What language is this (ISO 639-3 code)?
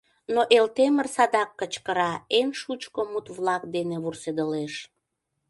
chm